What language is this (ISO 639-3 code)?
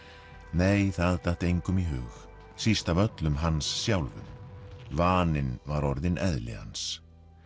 isl